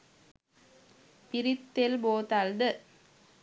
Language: Sinhala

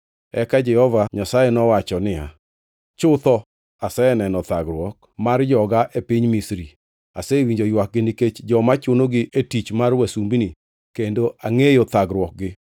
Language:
Luo (Kenya and Tanzania)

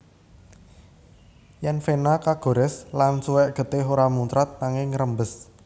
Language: Javanese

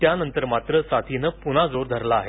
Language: Marathi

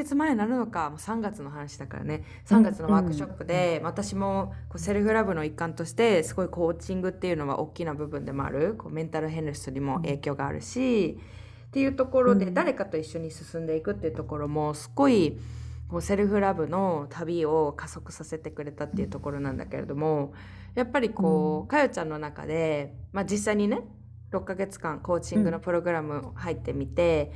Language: Japanese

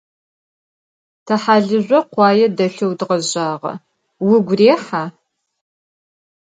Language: Adyghe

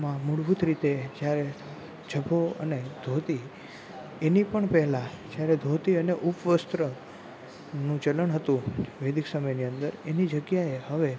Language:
Gujarati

